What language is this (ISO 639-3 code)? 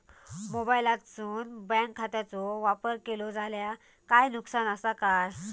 mar